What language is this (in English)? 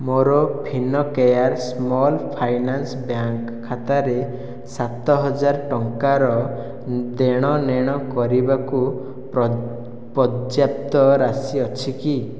Odia